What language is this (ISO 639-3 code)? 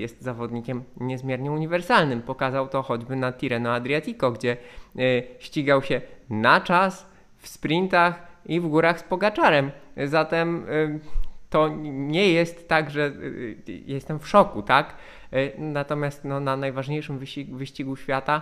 pol